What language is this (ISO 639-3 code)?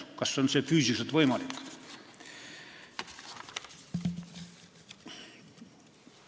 est